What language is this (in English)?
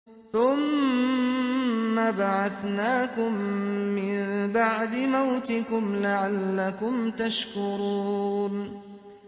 Arabic